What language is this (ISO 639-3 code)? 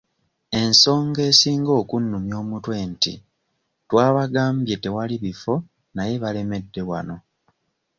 lug